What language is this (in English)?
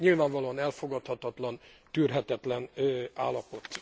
Hungarian